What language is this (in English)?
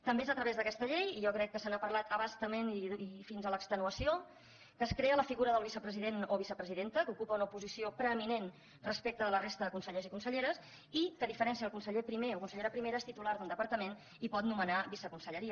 Catalan